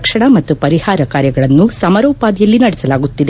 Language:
Kannada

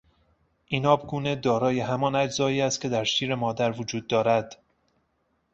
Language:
Persian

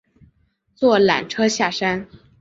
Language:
Chinese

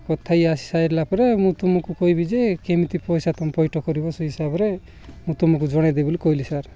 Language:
Odia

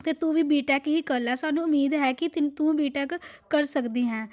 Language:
Punjabi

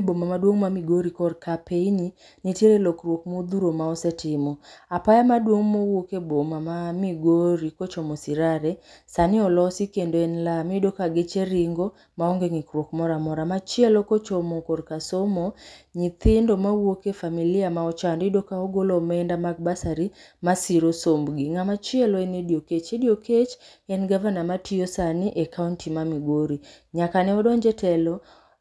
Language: Luo (Kenya and Tanzania)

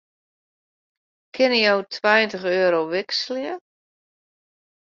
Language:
Western Frisian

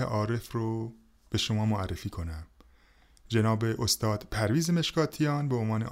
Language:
Persian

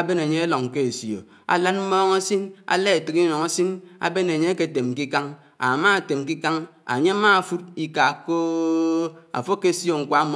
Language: Anaang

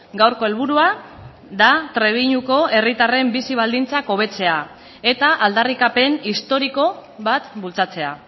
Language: Basque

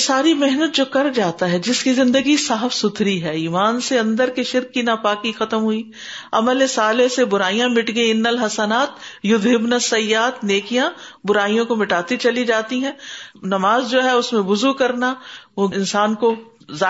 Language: Urdu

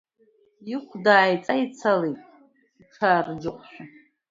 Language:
Abkhazian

